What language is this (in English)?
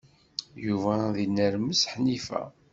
Kabyle